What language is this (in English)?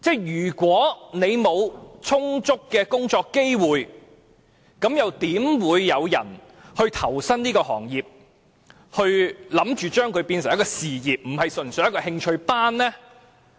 Cantonese